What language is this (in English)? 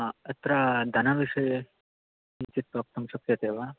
Sanskrit